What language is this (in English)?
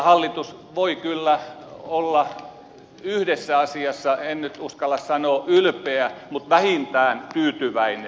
Finnish